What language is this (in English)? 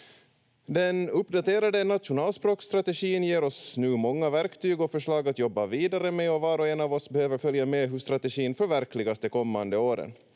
Finnish